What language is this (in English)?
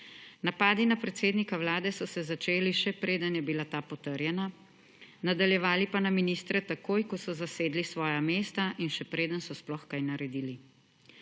Slovenian